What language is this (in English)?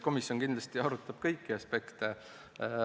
Estonian